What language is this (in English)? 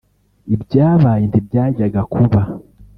Kinyarwanda